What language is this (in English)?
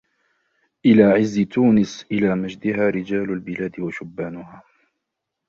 Arabic